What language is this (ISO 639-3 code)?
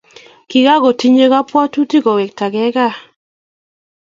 kln